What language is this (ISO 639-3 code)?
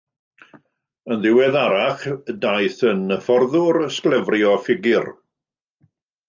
cym